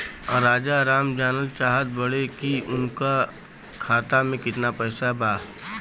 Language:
Bhojpuri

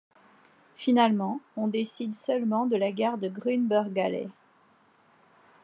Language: French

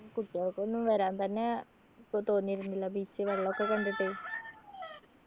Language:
Malayalam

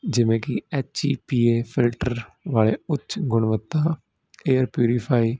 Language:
Punjabi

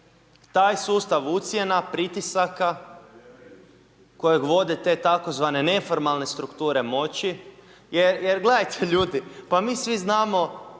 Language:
Croatian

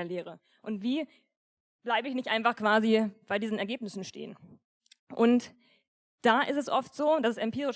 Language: German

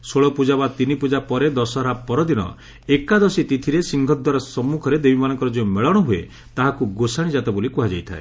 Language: Odia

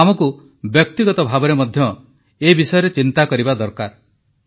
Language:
Odia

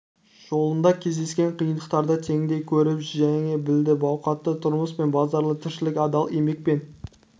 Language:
Kazakh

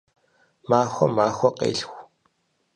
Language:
Kabardian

